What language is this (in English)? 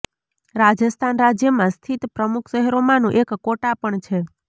Gujarati